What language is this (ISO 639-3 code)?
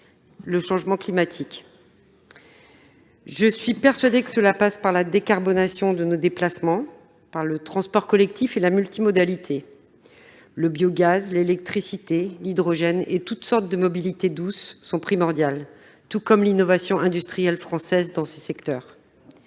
fra